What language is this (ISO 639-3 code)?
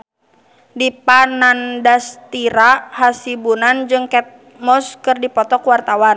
sun